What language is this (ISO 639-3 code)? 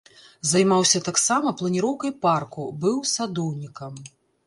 bel